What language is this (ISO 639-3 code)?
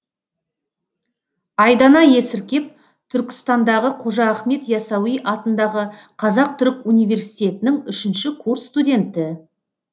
kaz